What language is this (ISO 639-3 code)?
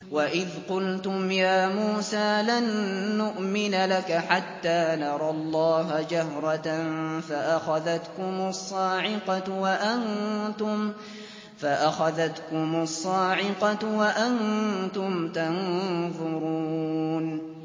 ara